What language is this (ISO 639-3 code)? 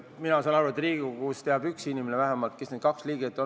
est